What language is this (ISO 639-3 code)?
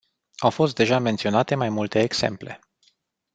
ron